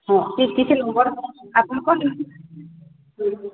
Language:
Odia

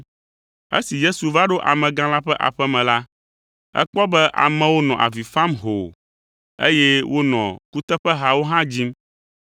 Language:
Ewe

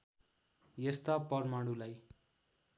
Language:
Nepali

